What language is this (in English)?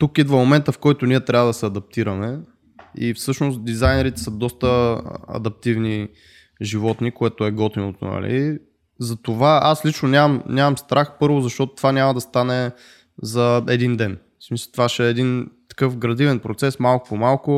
Bulgarian